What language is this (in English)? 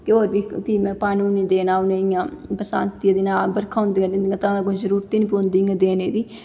Dogri